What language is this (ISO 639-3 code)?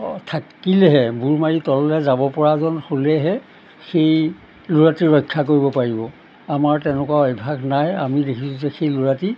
asm